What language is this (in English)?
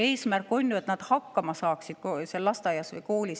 Estonian